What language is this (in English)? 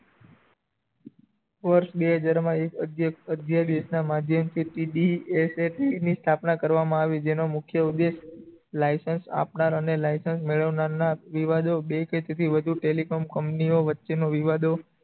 Gujarati